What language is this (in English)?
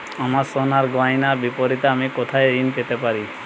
Bangla